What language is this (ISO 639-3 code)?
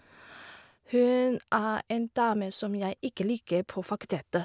nor